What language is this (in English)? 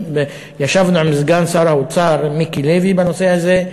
Hebrew